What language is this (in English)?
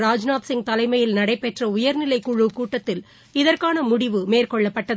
Tamil